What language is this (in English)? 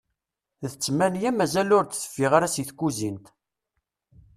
Kabyle